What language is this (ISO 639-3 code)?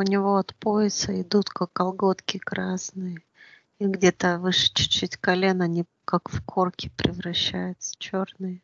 rus